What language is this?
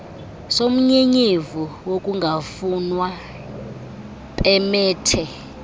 Xhosa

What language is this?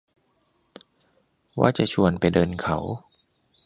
Thai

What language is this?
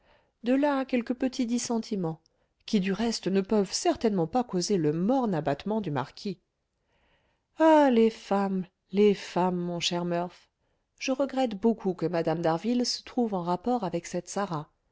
French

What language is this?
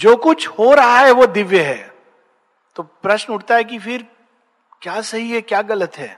Hindi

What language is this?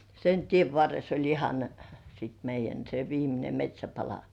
Finnish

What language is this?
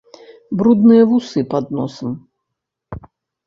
Belarusian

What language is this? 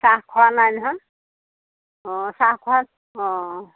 Assamese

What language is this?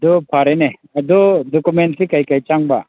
Manipuri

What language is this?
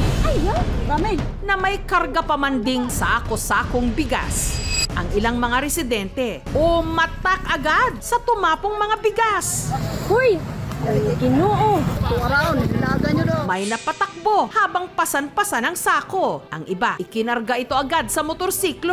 Filipino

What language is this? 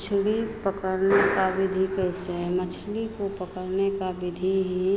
Hindi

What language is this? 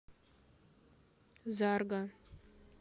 Russian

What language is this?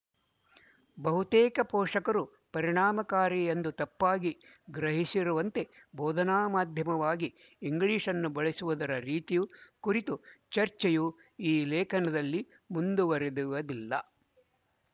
Kannada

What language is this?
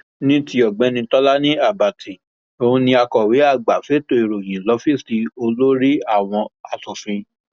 Yoruba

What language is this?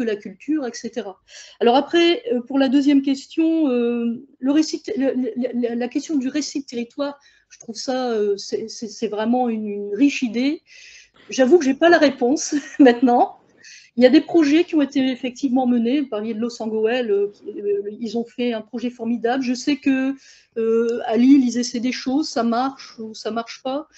French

